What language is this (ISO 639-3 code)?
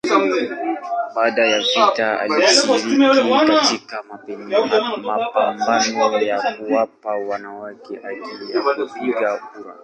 swa